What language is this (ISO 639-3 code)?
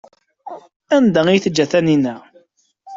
kab